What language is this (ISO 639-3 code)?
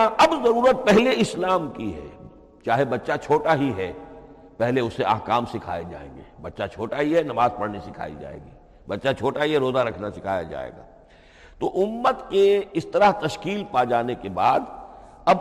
urd